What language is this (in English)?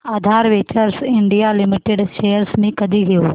Marathi